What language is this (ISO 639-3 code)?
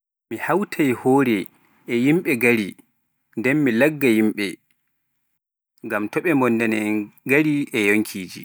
fuf